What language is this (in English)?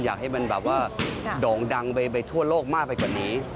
Thai